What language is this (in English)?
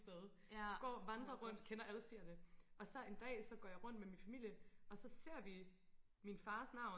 Danish